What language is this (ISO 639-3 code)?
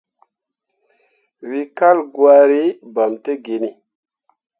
mua